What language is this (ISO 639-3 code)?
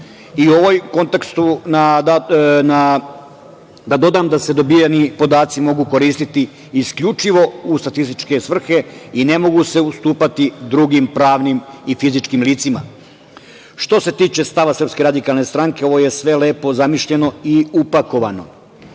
srp